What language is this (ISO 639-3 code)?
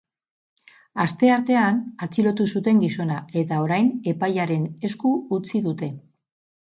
eus